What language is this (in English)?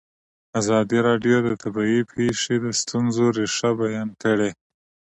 Pashto